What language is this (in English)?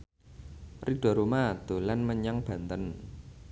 Javanese